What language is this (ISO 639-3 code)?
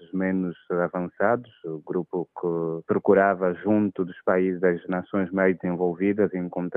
por